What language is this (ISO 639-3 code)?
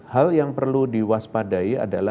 ind